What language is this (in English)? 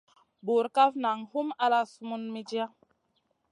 Masana